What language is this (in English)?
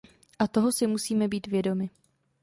Czech